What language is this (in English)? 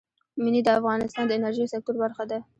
Pashto